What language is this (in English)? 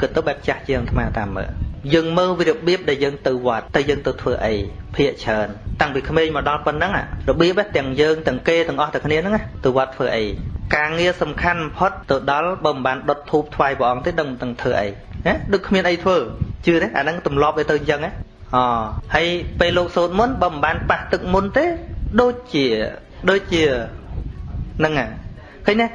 Vietnamese